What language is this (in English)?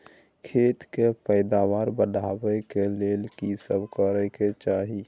Maithili